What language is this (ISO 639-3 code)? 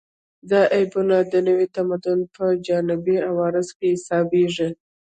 pus